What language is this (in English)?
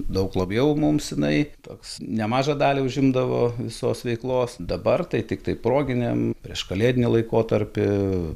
Lithuanian